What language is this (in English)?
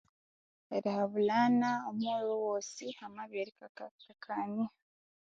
Konzo